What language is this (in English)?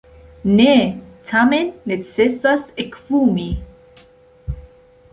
Esperanto